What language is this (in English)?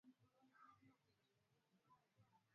Swahili